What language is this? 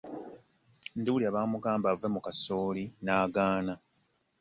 Ganda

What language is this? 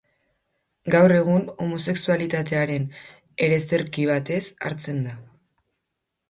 Basque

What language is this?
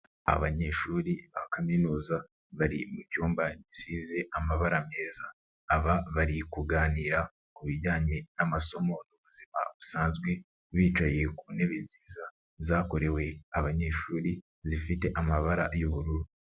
Kinyarwanda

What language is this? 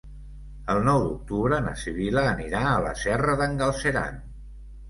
Catalan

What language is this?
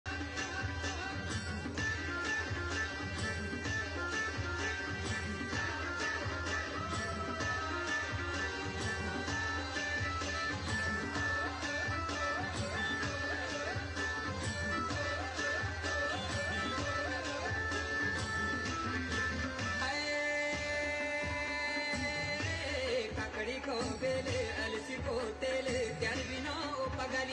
Arabic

